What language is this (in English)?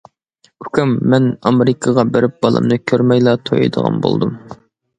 Uyghur